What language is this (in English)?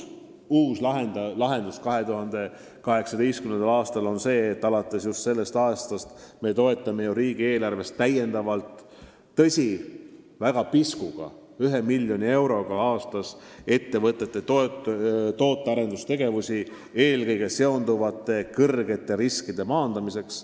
Estonian